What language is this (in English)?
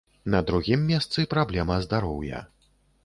Belarusian